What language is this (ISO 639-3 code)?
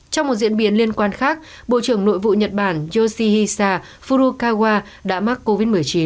vie